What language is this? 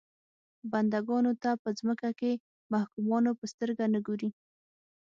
Pashto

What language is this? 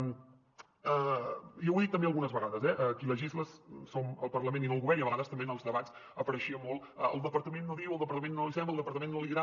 Catalan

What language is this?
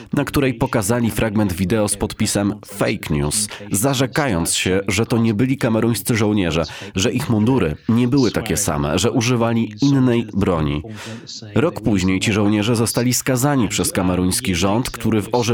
Polish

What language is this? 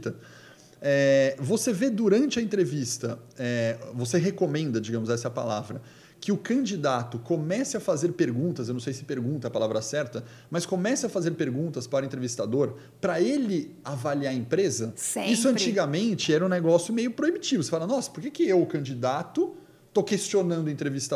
Portuguese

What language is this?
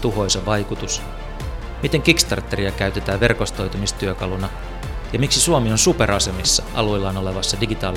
Finnish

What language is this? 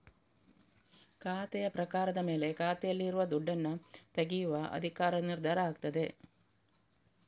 Kannada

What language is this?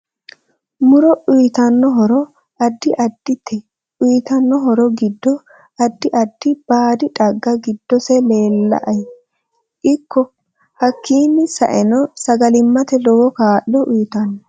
Sidamo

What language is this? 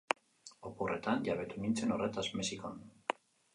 Basque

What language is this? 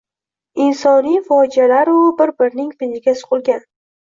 Uzbek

